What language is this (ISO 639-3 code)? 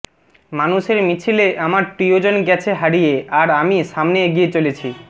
ben